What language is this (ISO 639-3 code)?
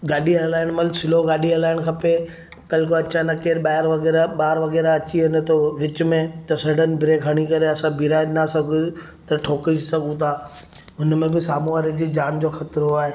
snd